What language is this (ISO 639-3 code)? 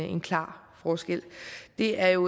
dan